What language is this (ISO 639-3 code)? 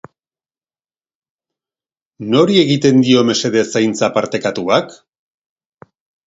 eus